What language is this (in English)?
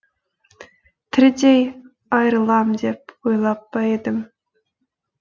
Kazakh